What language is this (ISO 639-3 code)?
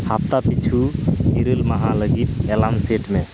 sat